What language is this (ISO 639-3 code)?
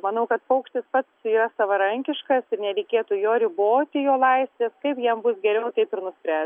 lit